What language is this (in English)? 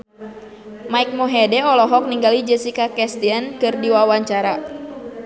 Sundanese